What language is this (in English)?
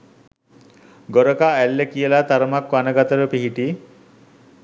Sinhala